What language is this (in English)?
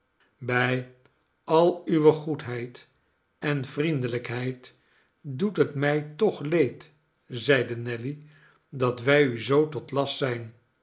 Dutch